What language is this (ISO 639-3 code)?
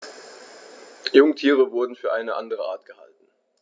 deu